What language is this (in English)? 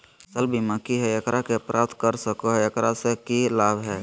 Magahi